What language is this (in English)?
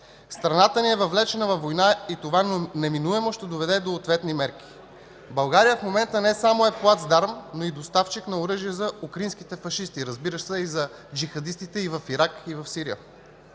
Bulgarian